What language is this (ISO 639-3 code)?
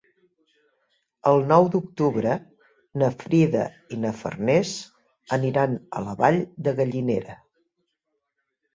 cat